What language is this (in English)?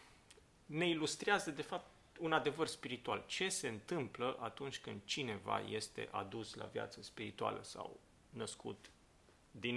Romanian